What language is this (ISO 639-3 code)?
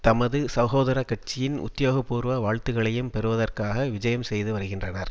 tam